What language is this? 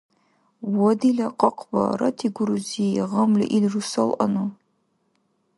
Dargwa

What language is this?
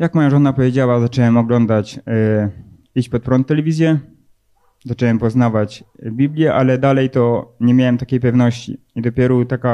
Polish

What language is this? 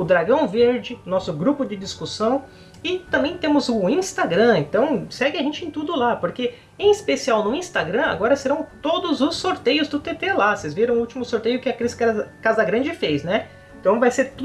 Portuguese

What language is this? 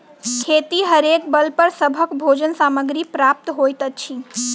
Maithili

